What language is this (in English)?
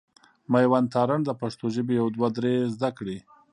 Pashto